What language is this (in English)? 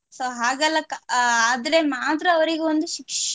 Kannada